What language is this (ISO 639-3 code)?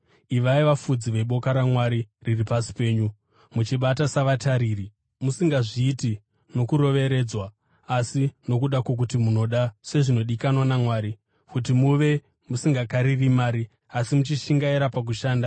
sna